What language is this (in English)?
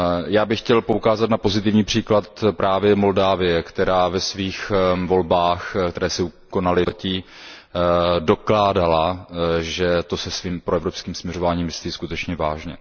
Czech